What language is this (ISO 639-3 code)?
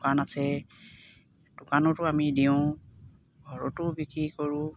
asm